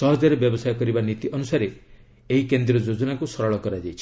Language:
Odia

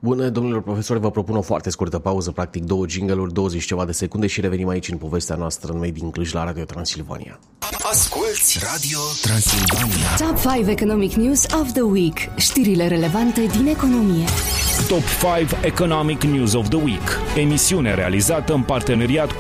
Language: Romanian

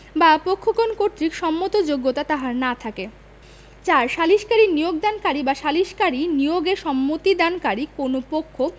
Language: Bangla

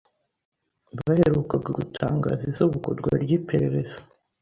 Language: Kinyarwanda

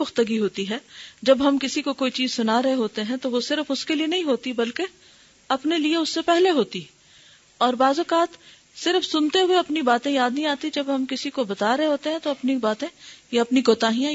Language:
Urdu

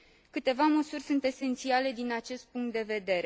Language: Romanian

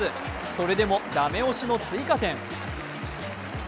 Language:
Japanese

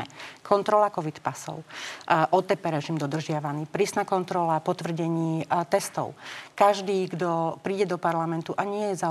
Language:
Slovak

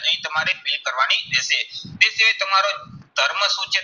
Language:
Gujarati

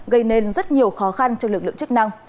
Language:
Vietnamese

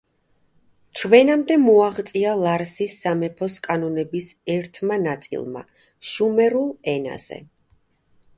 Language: Georgian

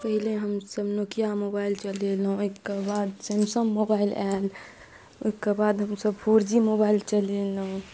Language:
Maithili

